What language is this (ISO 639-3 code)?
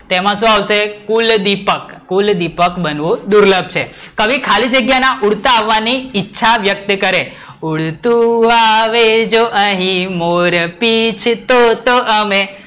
guj